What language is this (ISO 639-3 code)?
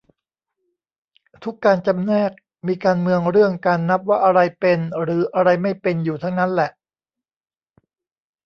tha